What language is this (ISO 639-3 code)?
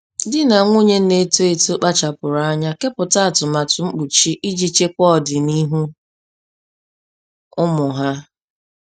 ibo